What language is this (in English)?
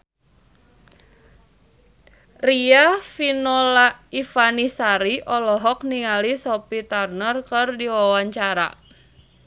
Sundanese